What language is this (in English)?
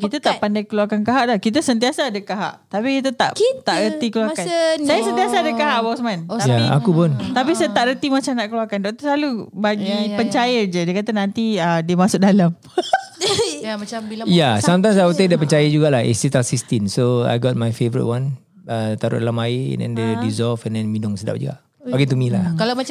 Malay